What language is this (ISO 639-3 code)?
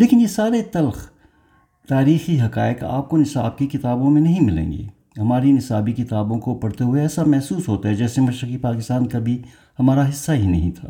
urd